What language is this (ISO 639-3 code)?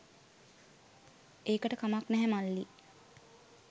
sin